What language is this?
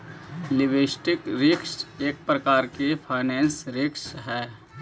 Magahi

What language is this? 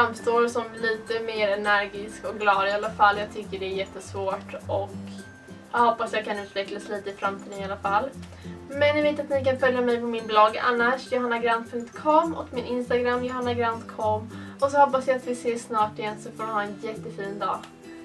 Swedish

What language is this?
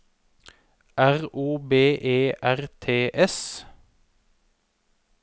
Norwegian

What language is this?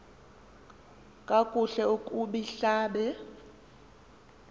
Xhosa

